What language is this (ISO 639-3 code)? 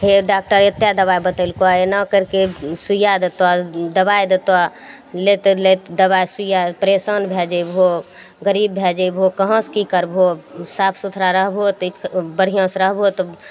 mai